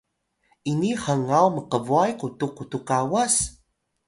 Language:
Atayal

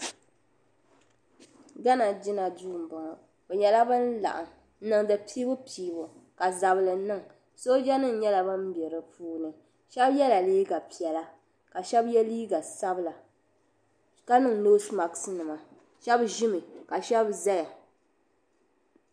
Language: Dagbani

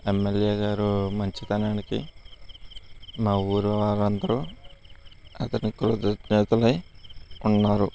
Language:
Telugu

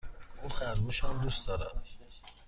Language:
Persian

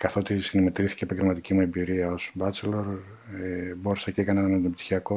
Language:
Greek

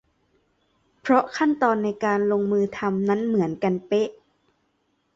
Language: Thai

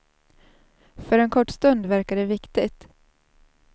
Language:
Swedish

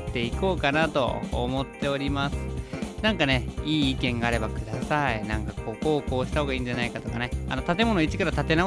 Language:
Japanese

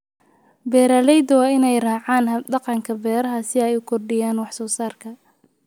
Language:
Somali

